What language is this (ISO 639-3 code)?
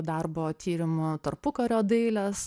lit